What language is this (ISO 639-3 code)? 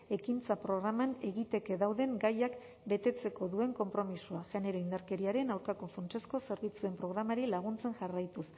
eus